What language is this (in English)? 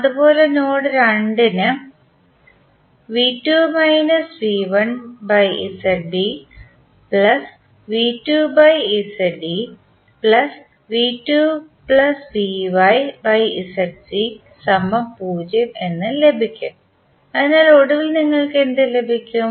Malayalam